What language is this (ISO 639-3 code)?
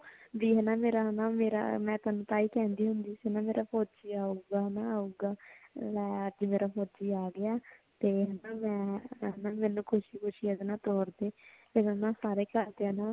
pan